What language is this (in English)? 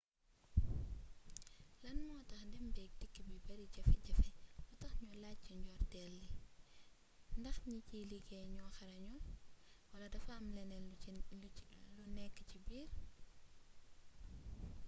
Wolof